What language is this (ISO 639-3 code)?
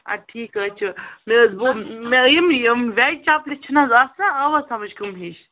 kas